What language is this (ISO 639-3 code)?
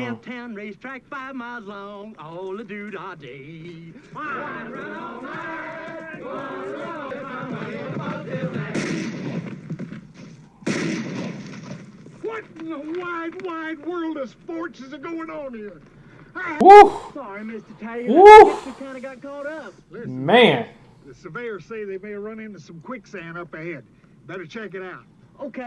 eng